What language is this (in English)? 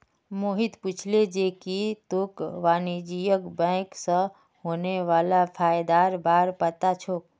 Magahi